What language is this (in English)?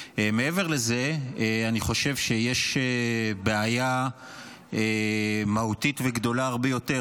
Hebrew